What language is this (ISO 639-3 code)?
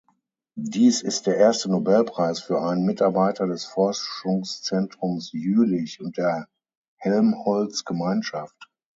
deu